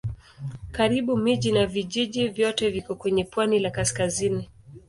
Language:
Swahili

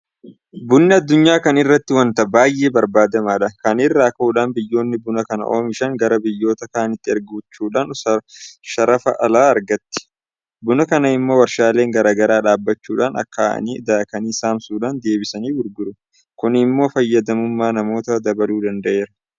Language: Oromo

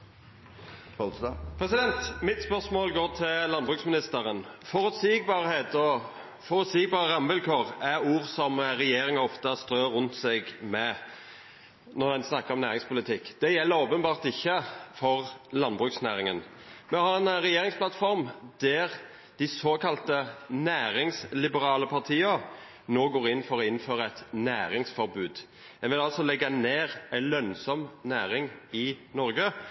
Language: Norwegian Nynorsk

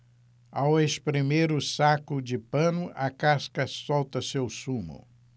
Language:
Portuguese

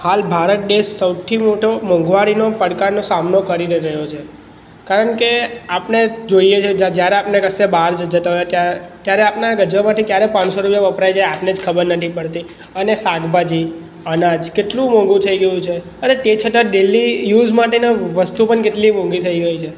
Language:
Gujarati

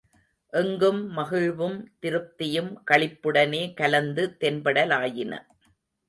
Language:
Tamil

